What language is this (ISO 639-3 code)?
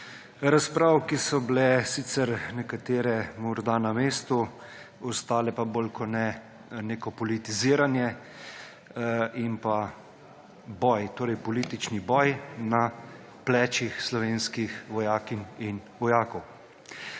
slv